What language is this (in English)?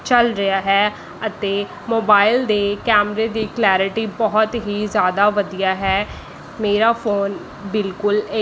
Punjabi